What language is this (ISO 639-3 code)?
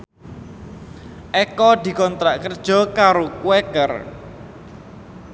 jav